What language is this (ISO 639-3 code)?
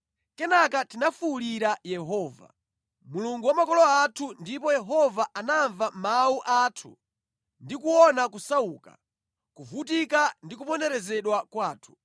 nya